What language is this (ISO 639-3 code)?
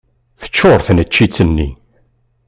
kab